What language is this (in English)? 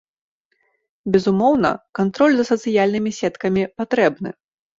Belarusian